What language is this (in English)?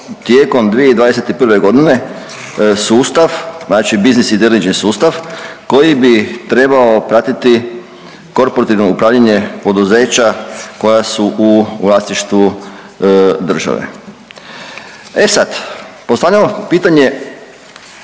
Croatian